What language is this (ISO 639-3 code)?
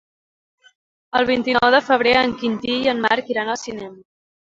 cat